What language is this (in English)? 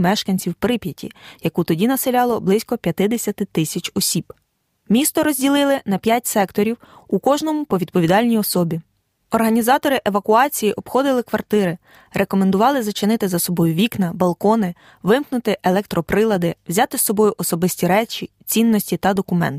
Ukrainian